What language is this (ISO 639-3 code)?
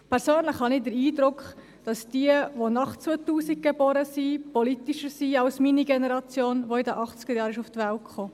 gsw